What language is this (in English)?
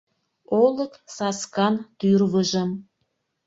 Mari